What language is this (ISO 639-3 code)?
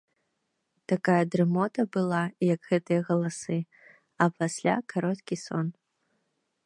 bel